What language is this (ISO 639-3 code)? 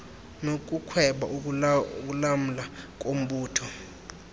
xho